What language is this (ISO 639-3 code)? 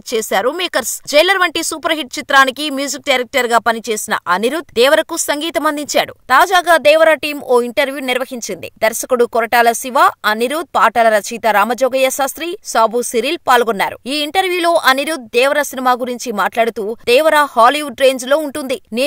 tel